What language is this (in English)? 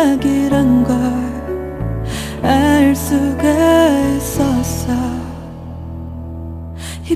Korean